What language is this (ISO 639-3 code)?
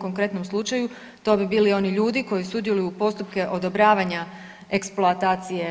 hrv